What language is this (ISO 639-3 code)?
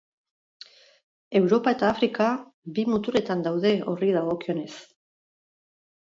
eus